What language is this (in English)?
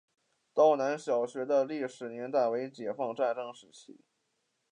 Chinese